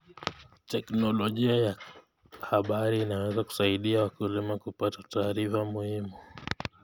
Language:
Kalenjin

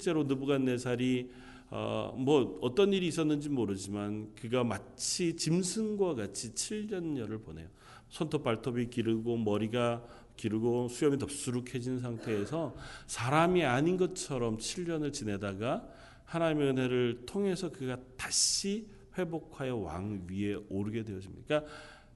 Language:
Korean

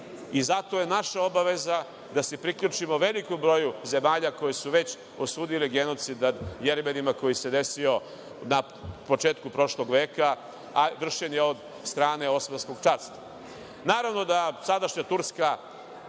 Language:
Serbian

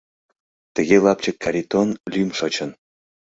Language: Mari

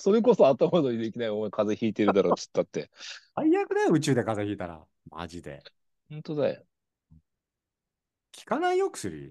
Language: Japanese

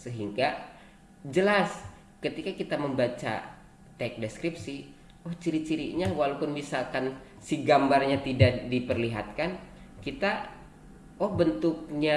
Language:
Indonesian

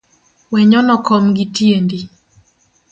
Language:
Luo (Kenya and Tanzania)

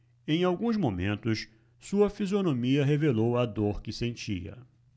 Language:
Portuguese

